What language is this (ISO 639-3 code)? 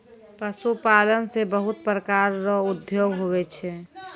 mai